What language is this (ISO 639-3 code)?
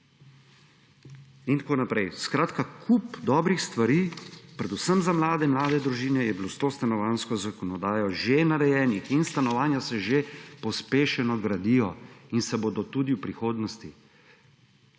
slv